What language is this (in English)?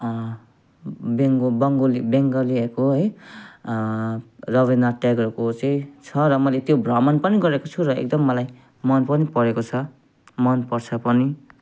Nepali